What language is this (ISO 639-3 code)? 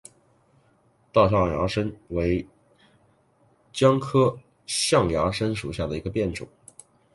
zho